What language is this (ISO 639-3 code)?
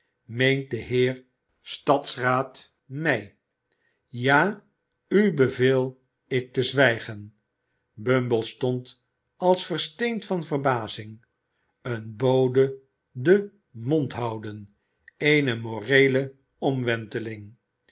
nld